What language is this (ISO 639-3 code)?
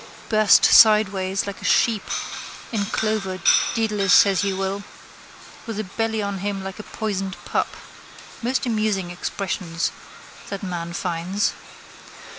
eng